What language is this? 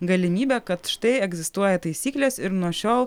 Lithuanian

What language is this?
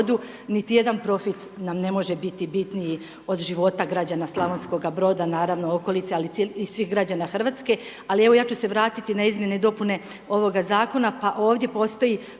Croatian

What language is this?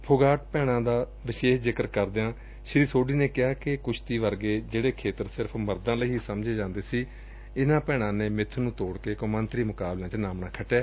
Punjabi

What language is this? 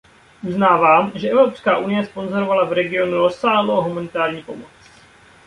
Czech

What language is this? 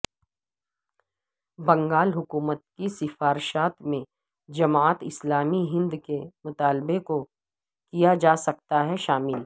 Urdu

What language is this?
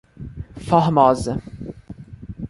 Portuguese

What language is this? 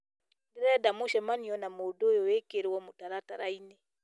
Kikuyu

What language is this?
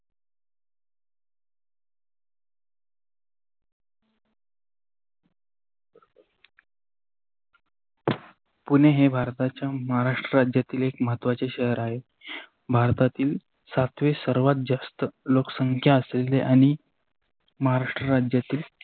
Marathi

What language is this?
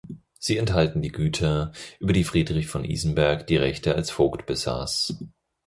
German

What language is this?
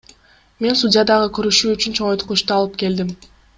Kyrgyz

